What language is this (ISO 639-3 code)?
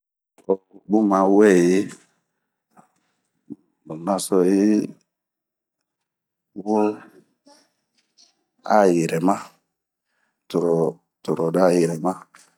bmq